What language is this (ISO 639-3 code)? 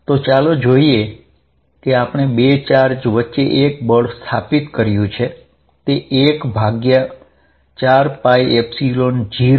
guj